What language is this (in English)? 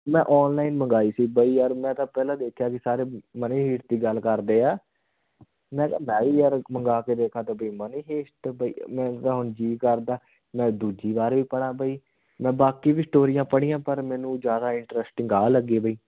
Punjabi